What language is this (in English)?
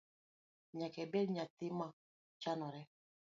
Luo (Kenya and Tanzania)